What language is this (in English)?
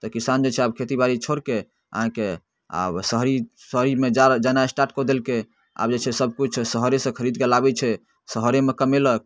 Maithili